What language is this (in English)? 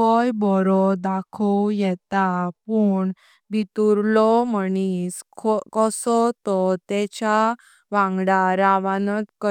Konkani